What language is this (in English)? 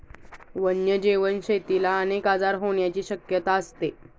Marathi